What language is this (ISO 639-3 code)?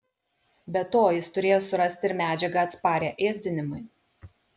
lit